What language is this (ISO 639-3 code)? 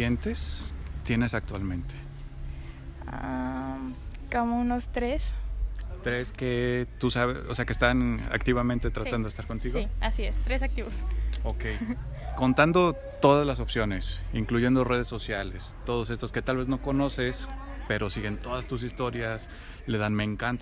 spa